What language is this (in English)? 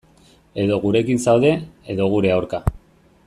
Basque